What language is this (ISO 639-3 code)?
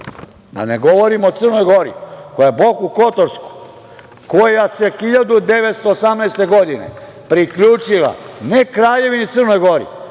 srp